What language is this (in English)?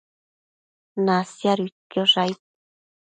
Matsés